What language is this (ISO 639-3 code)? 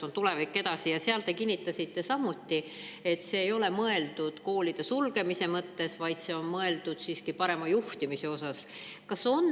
est